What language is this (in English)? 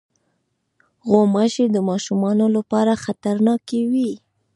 Pashto